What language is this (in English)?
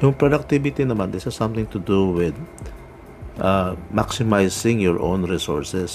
Filipino